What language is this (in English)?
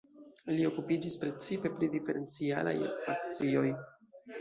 Esperanto